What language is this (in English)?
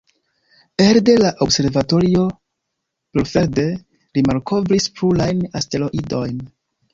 Esperanto